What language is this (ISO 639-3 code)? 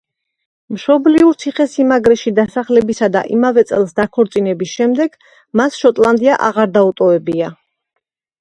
kat